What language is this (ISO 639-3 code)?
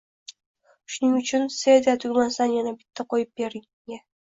uzb